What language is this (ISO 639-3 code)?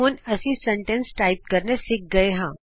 pan